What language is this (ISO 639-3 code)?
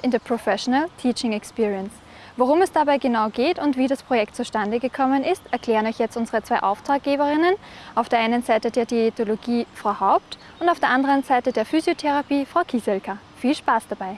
deu